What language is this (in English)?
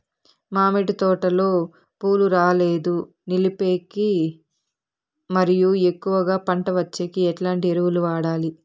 Telugu